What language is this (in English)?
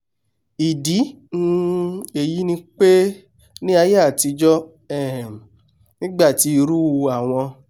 Yoruba